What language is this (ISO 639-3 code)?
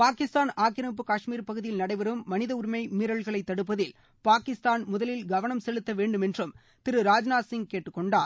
tam